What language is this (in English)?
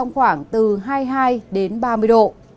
Vietnamese